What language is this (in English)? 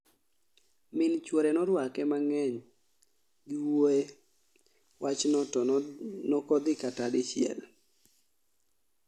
Luo (Kenya and Tanzania)